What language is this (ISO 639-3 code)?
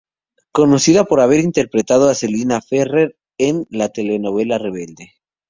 spa